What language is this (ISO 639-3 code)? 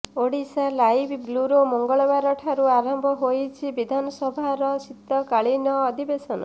ori